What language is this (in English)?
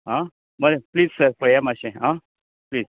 Konkani